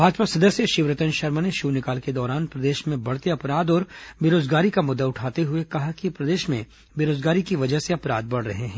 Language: Hindi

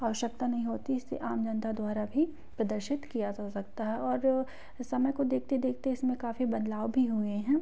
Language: Hindi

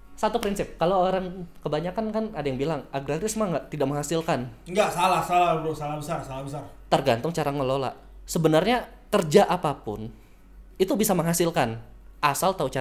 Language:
Indonesian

